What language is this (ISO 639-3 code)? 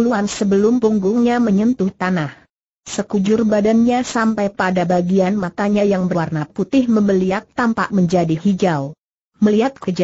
ind